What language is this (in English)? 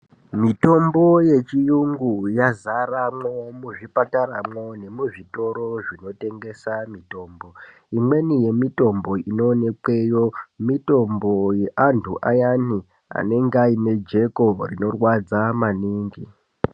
Ndau